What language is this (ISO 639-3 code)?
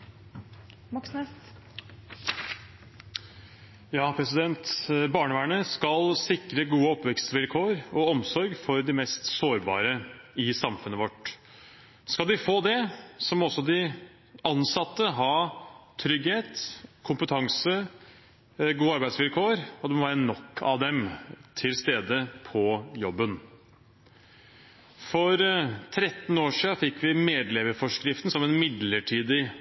nor